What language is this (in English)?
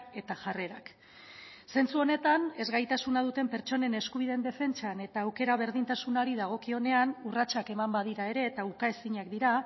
Basque